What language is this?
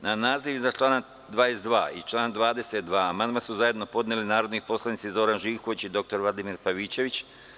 Serbian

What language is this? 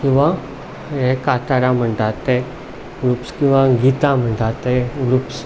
Konkani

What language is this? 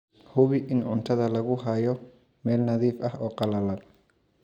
Somali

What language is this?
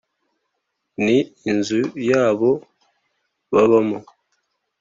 Kinyarwanda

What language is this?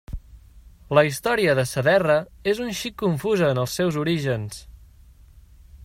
Catalan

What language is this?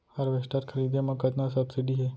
Chhattisgarhi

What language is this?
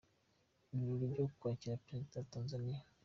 Kinyarwanda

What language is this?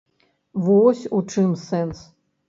Belarusian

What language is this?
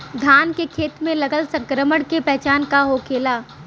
Bhojpuri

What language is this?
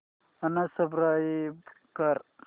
Marathi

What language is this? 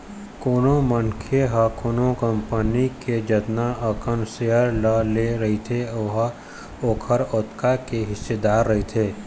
Chhattisgarhi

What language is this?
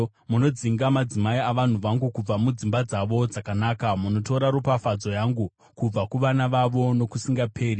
Shona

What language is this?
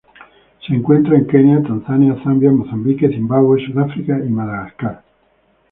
Spanish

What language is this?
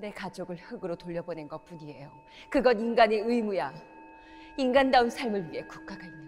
Korean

